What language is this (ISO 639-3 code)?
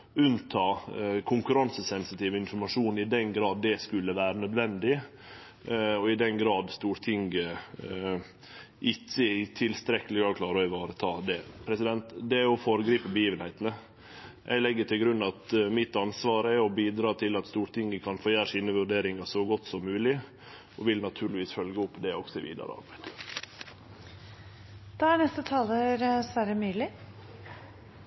nor